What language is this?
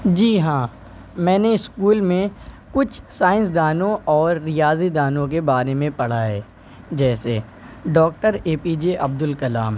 Urdu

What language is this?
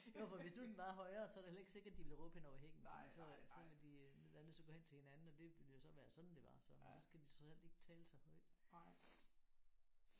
Danish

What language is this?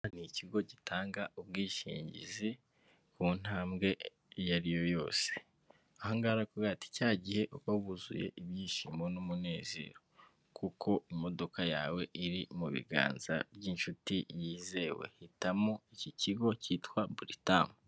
Kinyarwanda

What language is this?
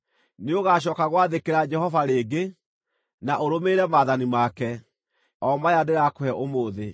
Kikuyu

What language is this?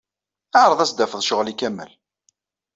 Kabyle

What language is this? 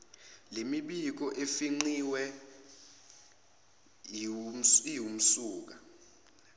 Zulu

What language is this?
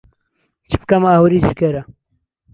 Central Kurdish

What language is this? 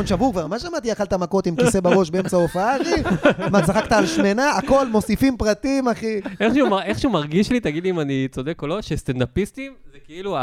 Hebrew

